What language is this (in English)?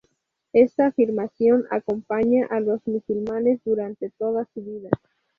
Spanish